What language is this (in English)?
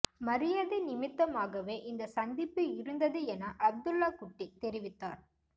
Tamil